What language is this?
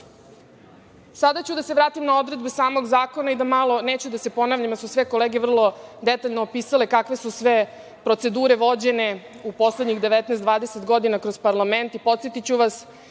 Serbian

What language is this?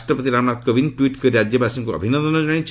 Odia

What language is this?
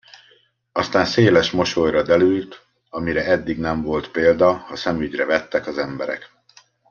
Hungarian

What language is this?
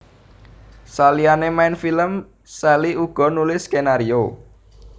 Javanese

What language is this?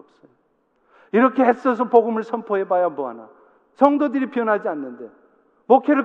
Korean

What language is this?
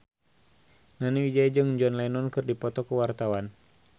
Sundanese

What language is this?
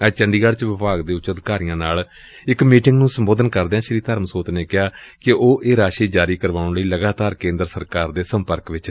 Punjabi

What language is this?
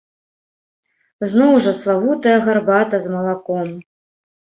Belarusian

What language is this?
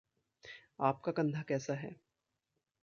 Hindi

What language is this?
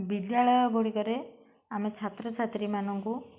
Odia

